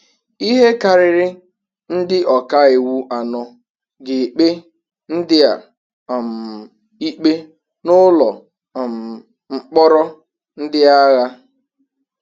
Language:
Igbo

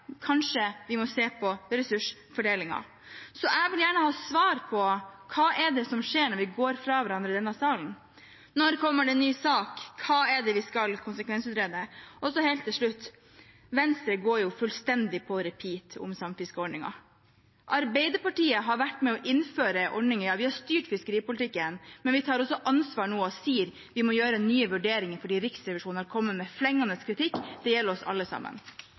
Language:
Norwegian Bokmål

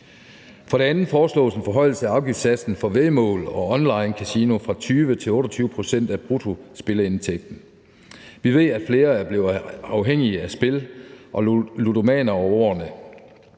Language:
Danish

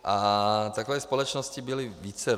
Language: Czech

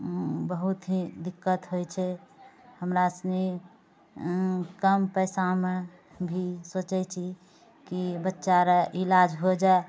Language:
Maithili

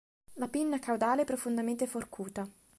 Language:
Italian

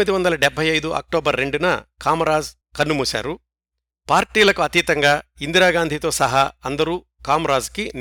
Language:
Telugu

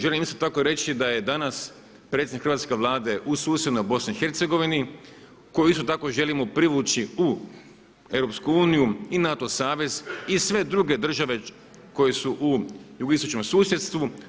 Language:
Croatian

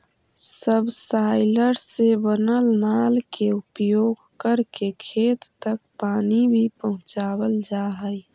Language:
Magahi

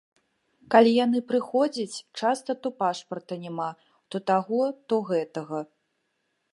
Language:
Belarusian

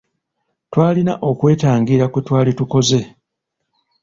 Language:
Ganda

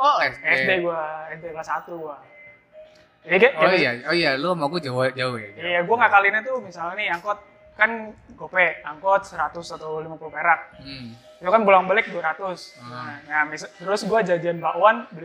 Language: Indonesian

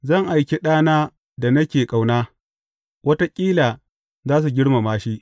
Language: Hausa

